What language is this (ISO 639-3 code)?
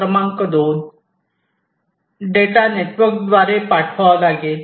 mar